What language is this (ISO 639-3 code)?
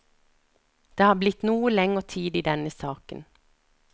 nor